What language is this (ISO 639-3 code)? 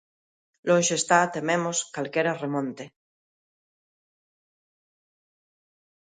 glg